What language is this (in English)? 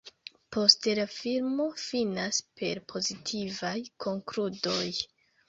Esperanto